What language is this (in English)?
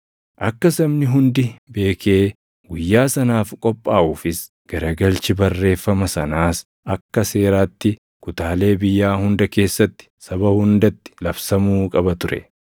Oromo